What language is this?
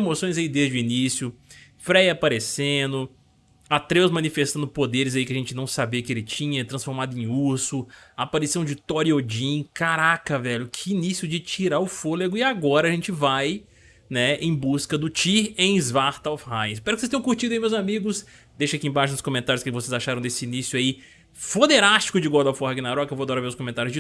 Portuguese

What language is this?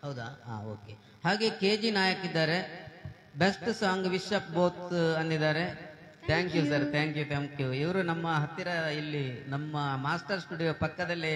Kannada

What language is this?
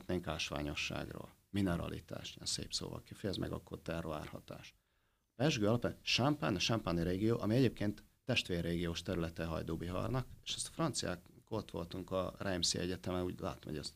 Hungarian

